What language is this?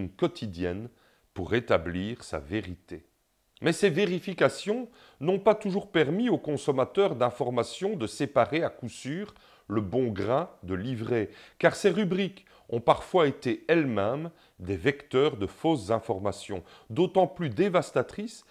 French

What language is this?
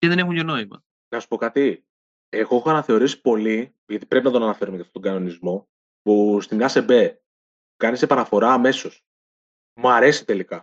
Greek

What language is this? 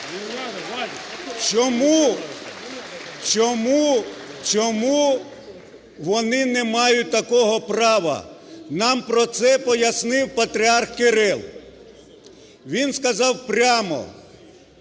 Ukrainian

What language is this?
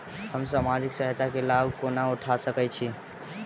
Maithili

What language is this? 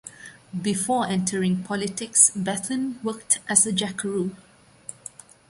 English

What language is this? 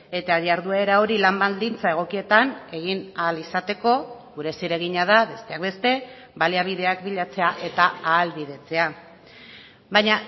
Basque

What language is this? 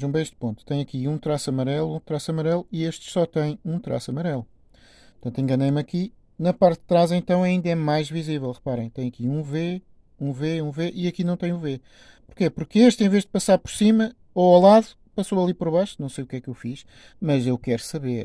Portuguese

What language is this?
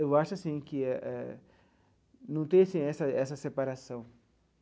Portuguese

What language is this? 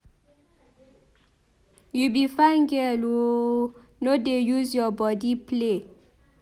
Nigerian Pidgin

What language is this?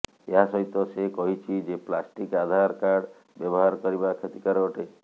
Odia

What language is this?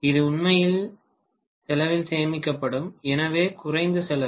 Tamil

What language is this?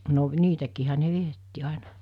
Finnish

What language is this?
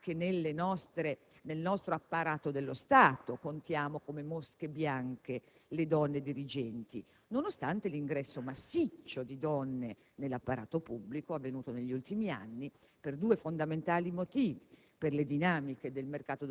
Italian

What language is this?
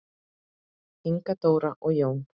Icelandic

